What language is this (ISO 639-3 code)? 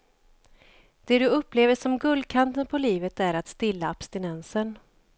swe